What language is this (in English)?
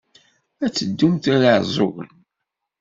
Kabyle